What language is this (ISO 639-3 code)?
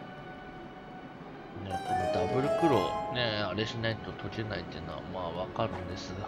jpn